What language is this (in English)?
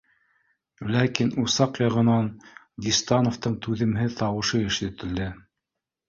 Bashkir